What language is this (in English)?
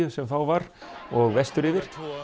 Icelandic